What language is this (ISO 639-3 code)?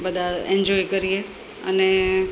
guj